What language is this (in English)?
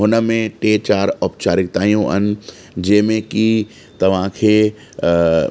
Sindhi